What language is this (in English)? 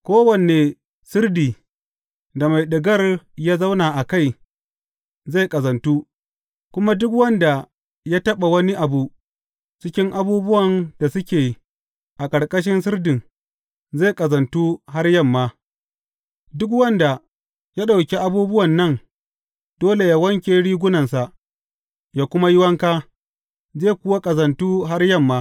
Hausa